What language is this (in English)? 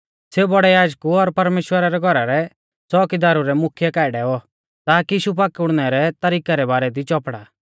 Mahasu Pahari